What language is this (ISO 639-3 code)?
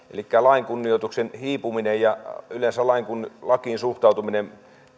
fin